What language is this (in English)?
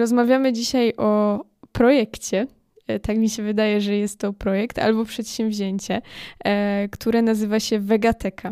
Polish